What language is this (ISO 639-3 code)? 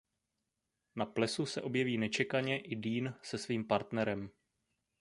ces